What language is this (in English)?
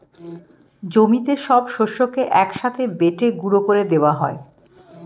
Bangla